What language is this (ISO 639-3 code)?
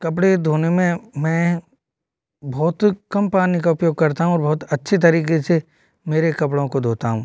hin